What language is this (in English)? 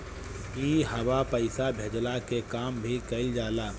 Bhojpuri